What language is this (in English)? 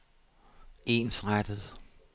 Danish